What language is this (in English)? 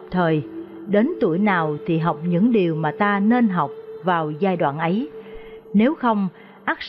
Vietnamese